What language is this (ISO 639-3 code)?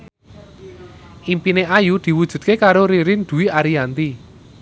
jav